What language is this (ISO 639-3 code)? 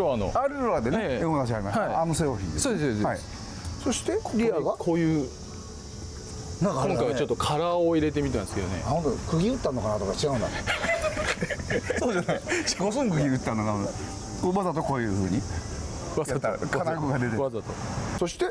jpn